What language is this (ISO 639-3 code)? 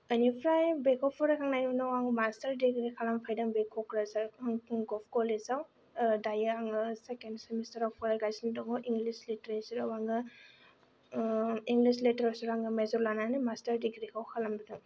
brx